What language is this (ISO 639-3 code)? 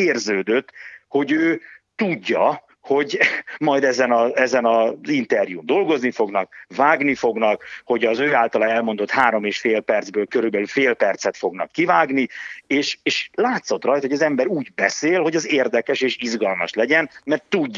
hun